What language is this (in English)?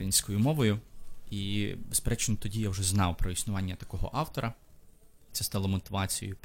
Ukrainian